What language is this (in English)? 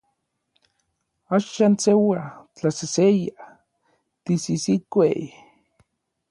Orizaba Nahuatl